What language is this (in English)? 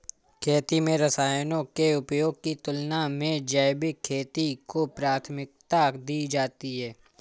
Hindi